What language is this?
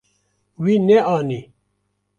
Kurdish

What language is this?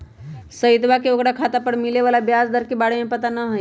Magahi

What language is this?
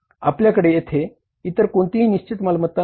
Marathi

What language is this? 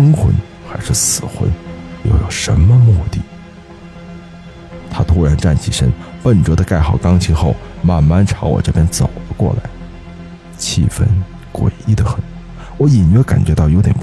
Chinese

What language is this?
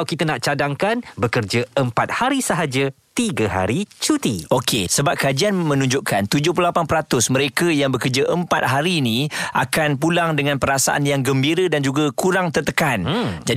Malay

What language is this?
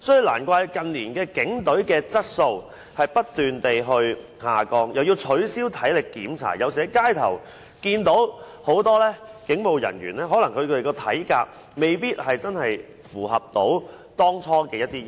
Cantonese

